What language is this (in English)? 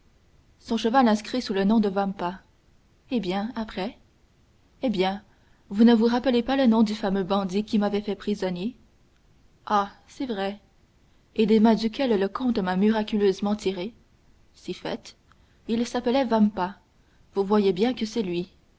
French